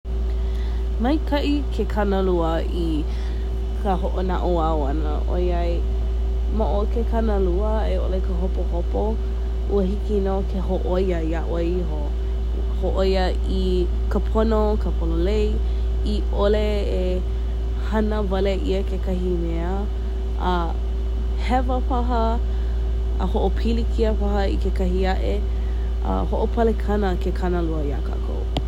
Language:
Hawaiian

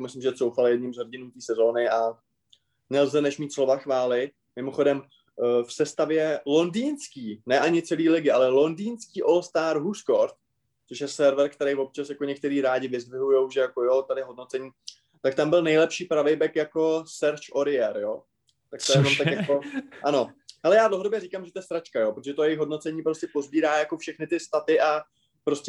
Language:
Czech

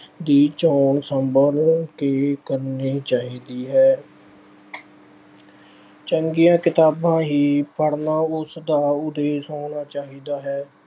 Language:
Punjabi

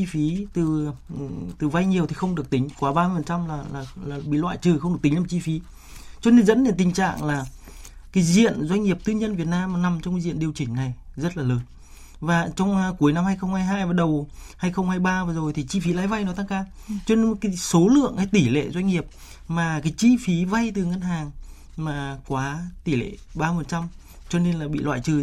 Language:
Vietnamese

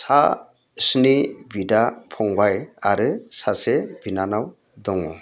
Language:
Bodo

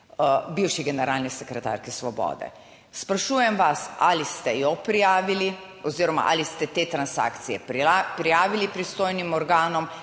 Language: Slovenian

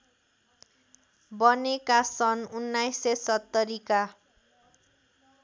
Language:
Nepali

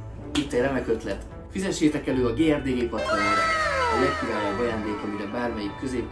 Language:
Hungarian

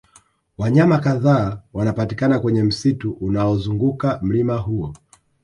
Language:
Swahili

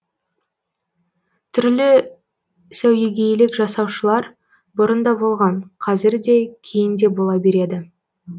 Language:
Kazakh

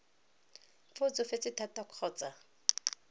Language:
Tswana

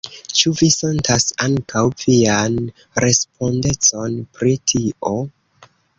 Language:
Esperanto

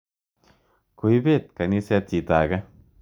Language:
Kalenjin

